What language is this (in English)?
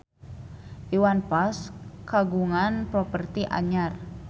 Sundanese